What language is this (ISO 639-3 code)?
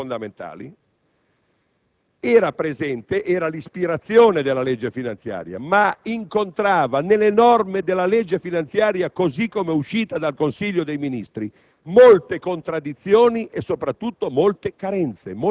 ita